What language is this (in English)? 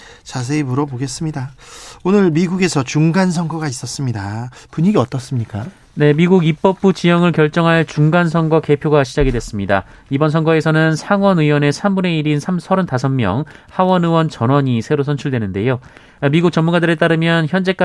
Korean